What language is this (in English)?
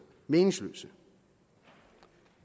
Danish